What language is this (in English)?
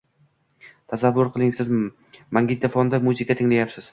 Uzbek